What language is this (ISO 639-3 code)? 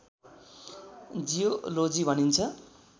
nep